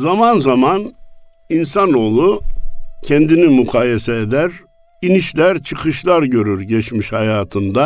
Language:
Turkish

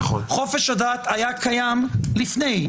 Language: Hebrew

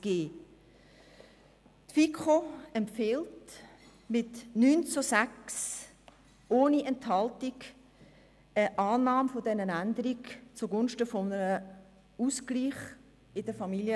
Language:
Swiss German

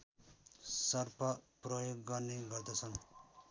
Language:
Nepali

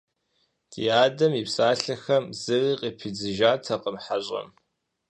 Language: Kabardian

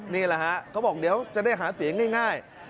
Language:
Thai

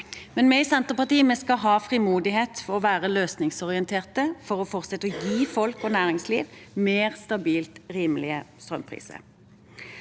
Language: Norwegian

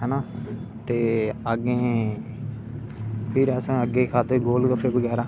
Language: Dogri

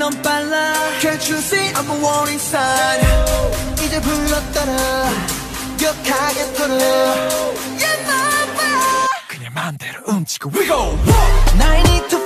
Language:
English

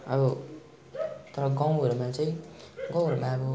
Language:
Nepali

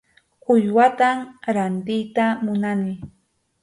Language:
Arequipa-La Unión Quechua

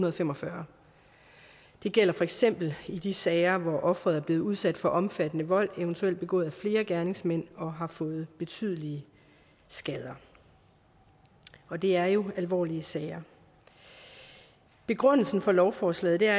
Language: Danish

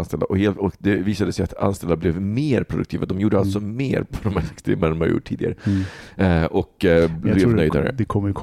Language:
Swedish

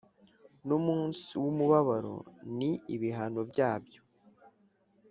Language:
Kinyarwanda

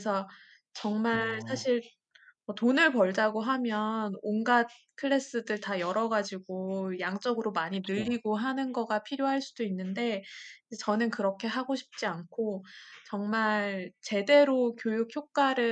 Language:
Korean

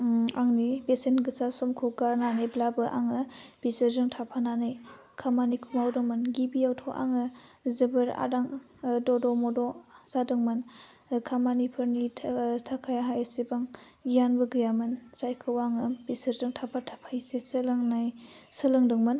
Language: Bodo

